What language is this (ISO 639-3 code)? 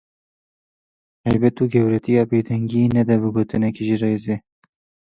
kur